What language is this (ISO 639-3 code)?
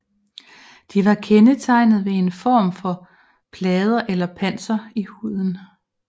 dan